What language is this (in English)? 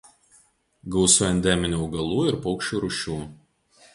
Lithuanian